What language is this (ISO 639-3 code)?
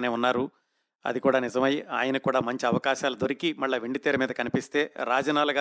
tel